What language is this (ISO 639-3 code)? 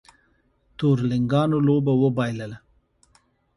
pus